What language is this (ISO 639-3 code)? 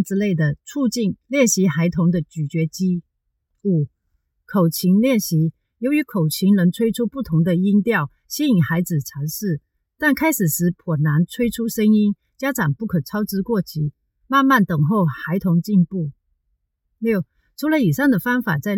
zho